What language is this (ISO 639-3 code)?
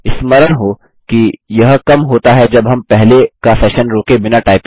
hin